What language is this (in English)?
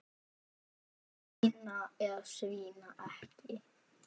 Icelandic